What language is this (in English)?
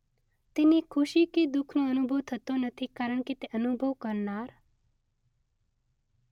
Gujarati